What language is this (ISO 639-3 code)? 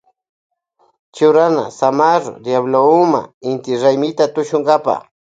qvj